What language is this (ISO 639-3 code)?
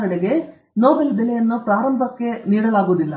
kan